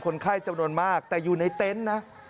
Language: Thai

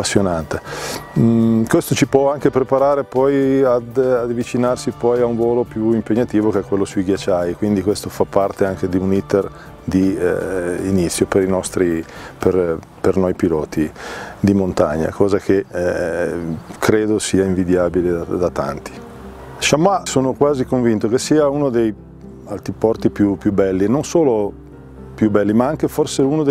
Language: Italian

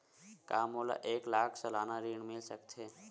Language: Chhattisgarhi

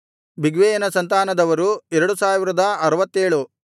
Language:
Kannada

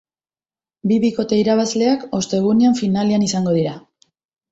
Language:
Basque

